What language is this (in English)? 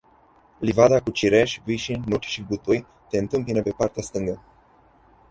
Romanian